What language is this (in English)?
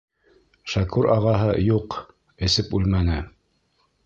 Bashkir